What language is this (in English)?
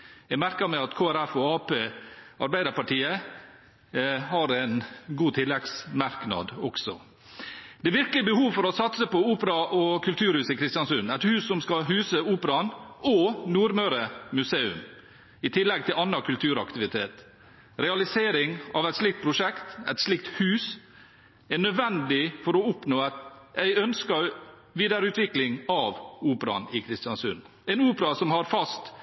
Norwegian Bokmål